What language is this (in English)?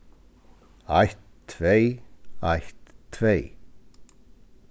Faroese